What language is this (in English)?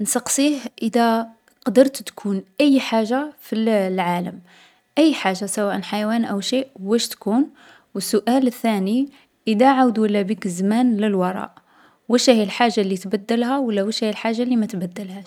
Algerian Arabic